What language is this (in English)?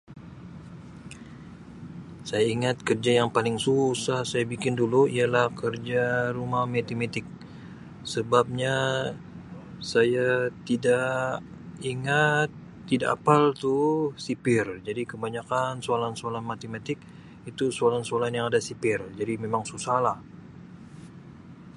Sabah Malay